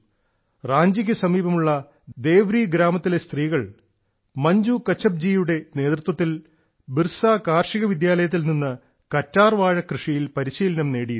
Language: Malayalam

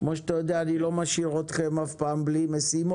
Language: Hebrew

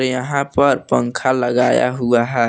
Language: Hindi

